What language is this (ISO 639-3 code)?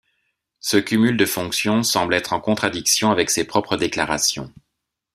fra